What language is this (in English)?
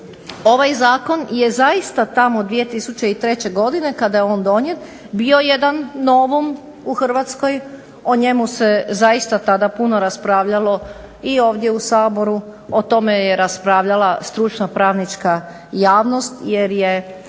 Croatian